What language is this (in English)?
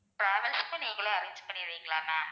Tamil